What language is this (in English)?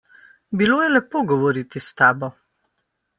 Slovenian